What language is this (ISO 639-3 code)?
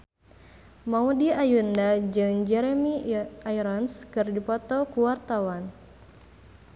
sun